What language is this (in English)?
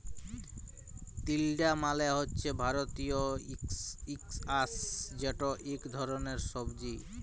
Bangla